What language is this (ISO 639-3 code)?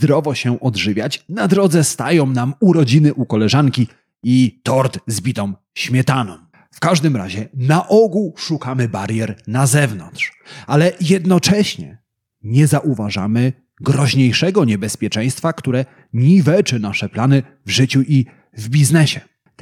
pol